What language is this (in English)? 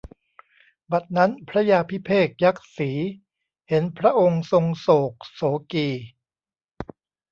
Thai